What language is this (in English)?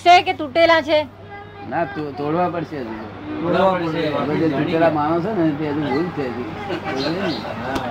Gujarati